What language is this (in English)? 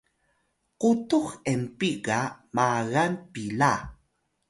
Atayal